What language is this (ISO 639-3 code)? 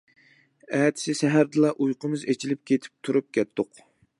uig